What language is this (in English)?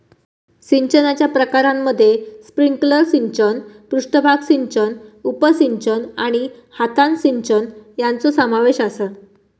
Marathi